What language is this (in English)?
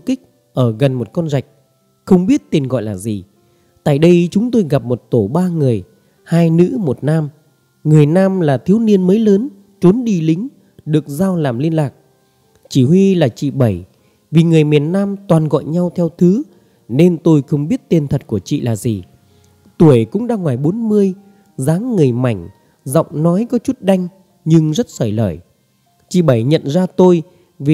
Vietnamese